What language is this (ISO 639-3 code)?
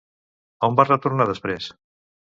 cat